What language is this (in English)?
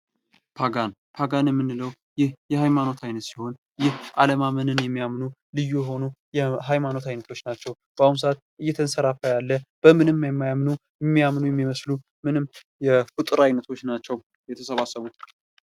Amharic